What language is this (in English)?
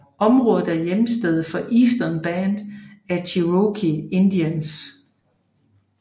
Danish